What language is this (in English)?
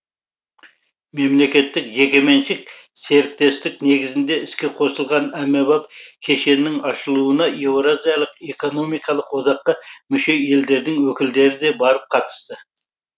Kazakh